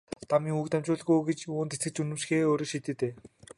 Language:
Mongolian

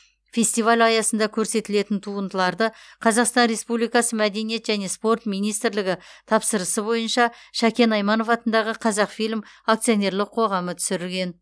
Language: Kazakh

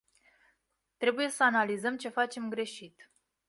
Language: Romanian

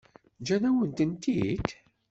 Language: Kabyle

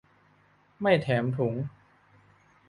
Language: Thai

